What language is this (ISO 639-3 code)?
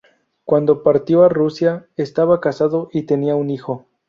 spa